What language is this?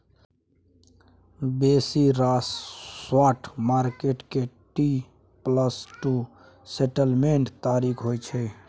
Maithili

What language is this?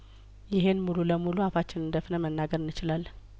Amharic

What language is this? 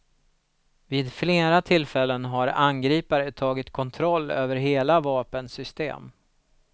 Swedish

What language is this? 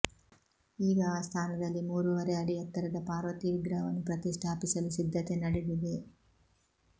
Kannada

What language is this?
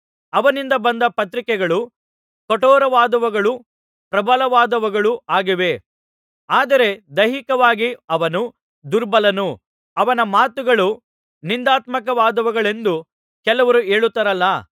Kannada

